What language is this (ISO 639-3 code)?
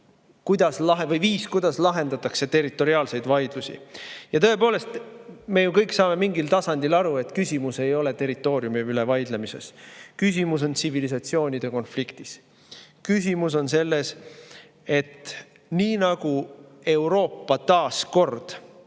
est